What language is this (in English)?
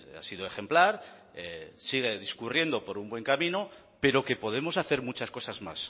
Spanish